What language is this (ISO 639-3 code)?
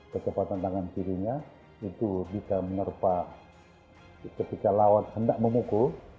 ind